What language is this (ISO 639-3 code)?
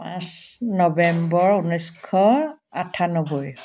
asm